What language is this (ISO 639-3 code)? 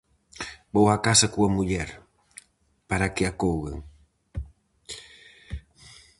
glg